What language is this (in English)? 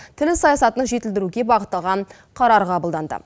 Kazakh